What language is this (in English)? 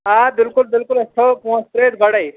Kashmiri